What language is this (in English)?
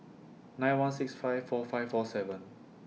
English